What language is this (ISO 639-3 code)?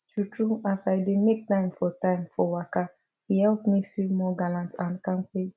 pcm